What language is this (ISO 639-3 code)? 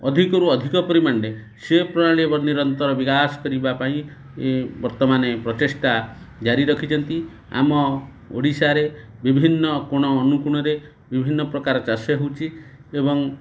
ori